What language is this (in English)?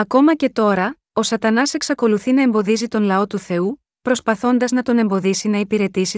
Greek